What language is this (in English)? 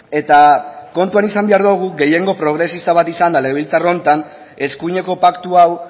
Basque